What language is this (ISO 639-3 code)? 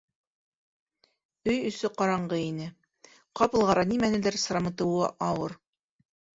bak